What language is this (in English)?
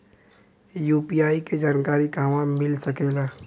Bhojpuri